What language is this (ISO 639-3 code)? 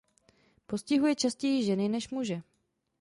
ces